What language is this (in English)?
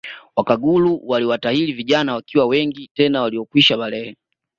Swahili